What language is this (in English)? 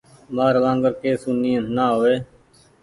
Goaria